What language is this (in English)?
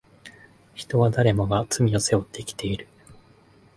Japanese